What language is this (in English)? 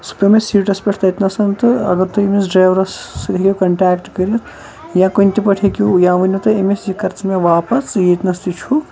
Kashmiri